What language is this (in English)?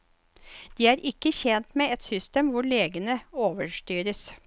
Norwegian